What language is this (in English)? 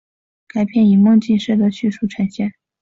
Chinese